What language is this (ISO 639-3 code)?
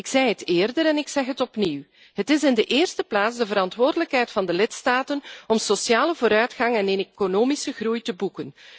nld